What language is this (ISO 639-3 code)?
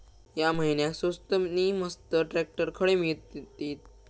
mar